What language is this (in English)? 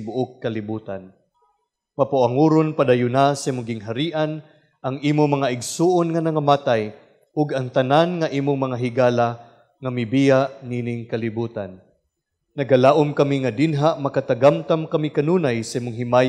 Filipino